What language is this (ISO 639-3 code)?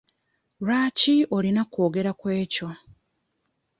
lug